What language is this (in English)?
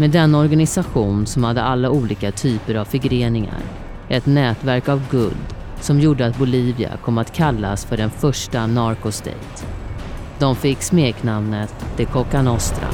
Swedish